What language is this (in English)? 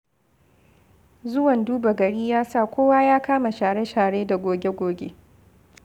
Hausa